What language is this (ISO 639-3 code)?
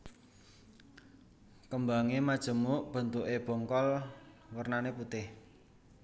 jav